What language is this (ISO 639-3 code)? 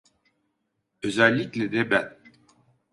tur